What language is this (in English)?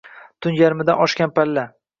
Uzbek